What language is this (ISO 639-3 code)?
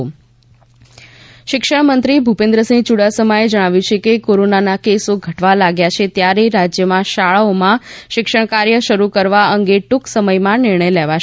guj